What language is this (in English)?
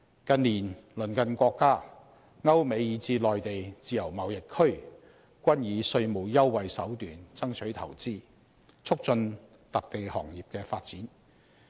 Cantonese